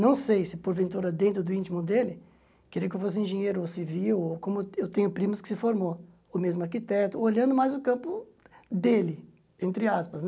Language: Portuguese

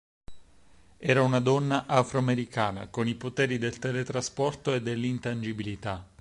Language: Italian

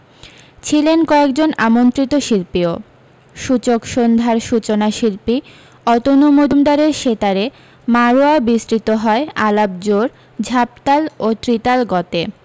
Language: Bangla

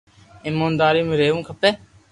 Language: Loarki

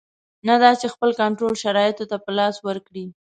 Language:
Pashto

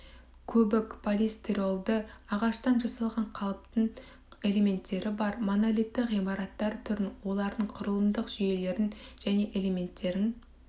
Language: Kazakh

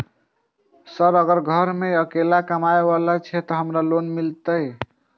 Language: Maithili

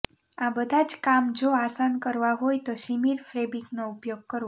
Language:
Gujarati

